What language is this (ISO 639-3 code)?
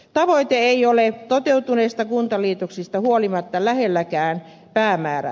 fin